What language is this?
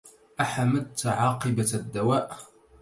Arabic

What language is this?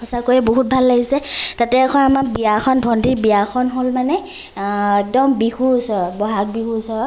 Assamese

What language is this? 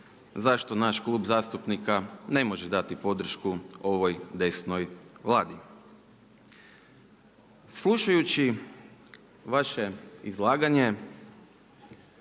Croatian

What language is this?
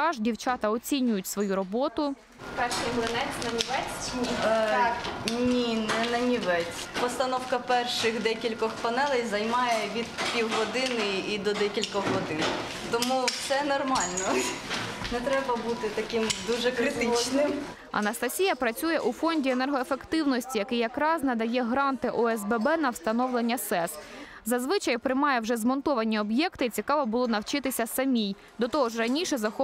Ukrainian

